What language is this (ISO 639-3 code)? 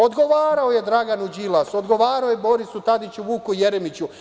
srp